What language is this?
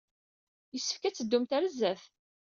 Kabyle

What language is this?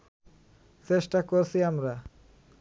Bangla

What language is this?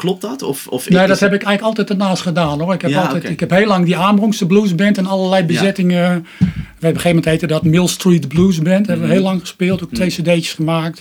Dutch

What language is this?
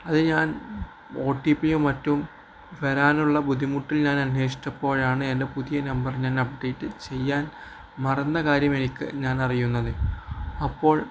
Malayalam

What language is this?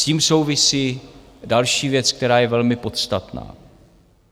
Czech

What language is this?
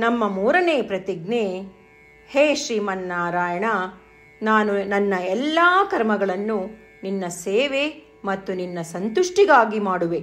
Kannada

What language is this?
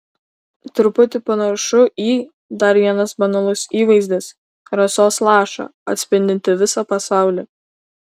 Lithuanian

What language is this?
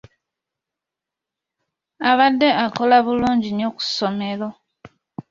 Ganda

